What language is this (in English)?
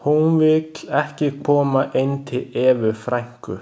Icelandic